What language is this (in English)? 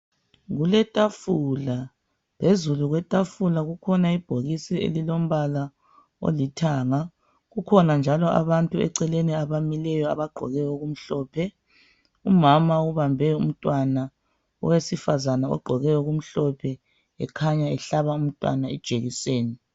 North Ndebele